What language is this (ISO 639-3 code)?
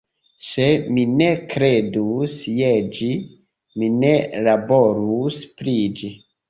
epo